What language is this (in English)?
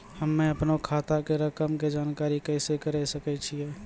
Maithili